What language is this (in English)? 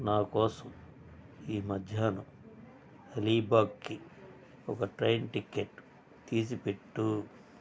Telugu